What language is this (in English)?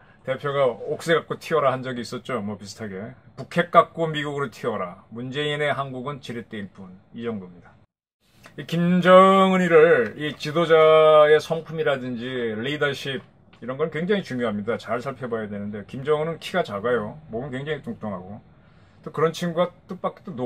Korean